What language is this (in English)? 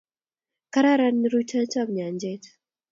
Kalenjin